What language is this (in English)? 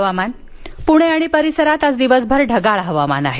Marathi